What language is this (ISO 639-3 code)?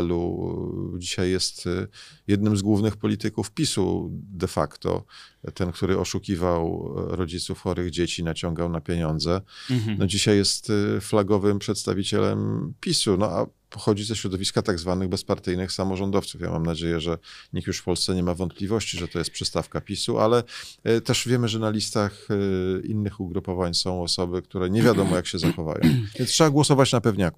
pol